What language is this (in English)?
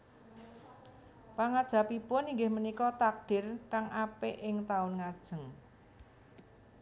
Javanese